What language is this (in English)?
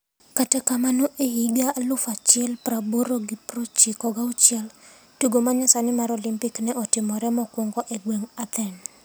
Luo (Kenya and Tanzania)